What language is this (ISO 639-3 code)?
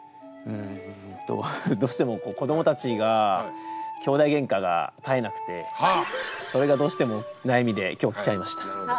jpn